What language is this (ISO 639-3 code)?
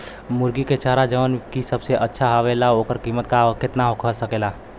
bho